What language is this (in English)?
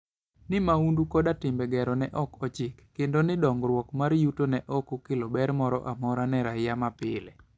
Luo (Kenya and Tanzania)